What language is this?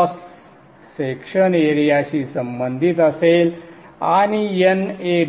Marathi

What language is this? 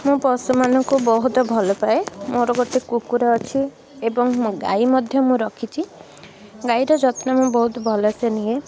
Odia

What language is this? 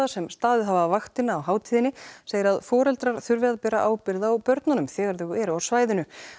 Icelandic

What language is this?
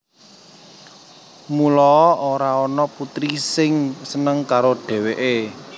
Javanese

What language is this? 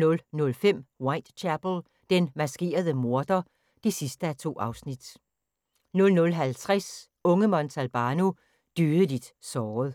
Danish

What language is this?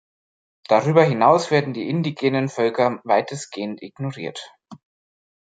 German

